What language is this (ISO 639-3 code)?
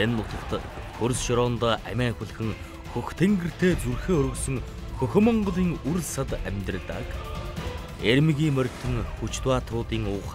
kor